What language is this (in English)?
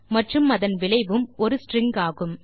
Tamil